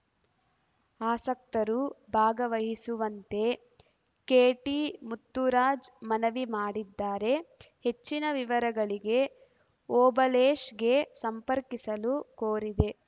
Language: Kannada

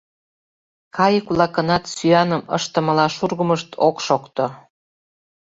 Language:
Mari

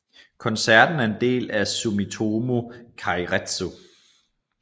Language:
Danish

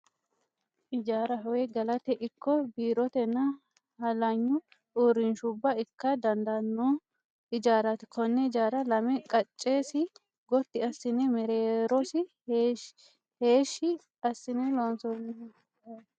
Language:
Sidamo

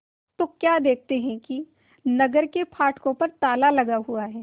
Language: Hindi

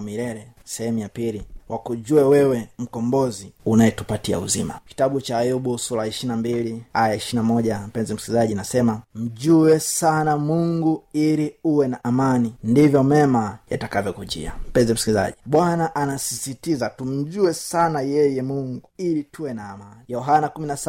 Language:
Swahili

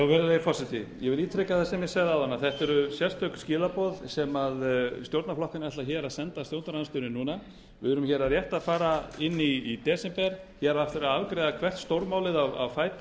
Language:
Icelandic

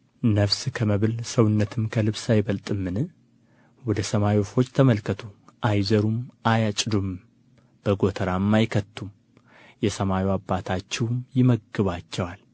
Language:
Amharic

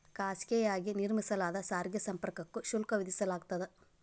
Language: Kannada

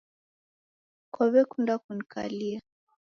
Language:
Taita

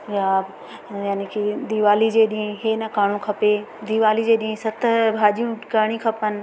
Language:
Sindhi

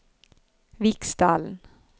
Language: Norwegian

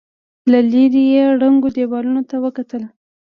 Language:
Pashto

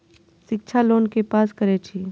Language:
Maithili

